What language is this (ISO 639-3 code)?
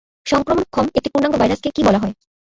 ben